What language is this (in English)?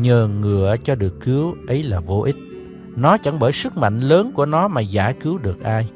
Vietnamese